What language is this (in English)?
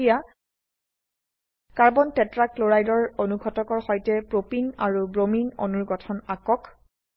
Assamese